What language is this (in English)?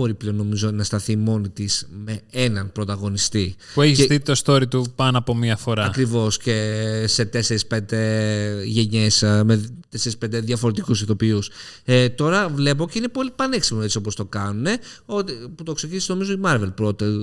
Greek